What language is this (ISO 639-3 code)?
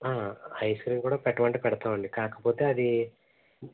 tel